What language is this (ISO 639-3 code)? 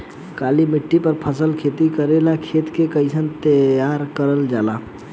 bho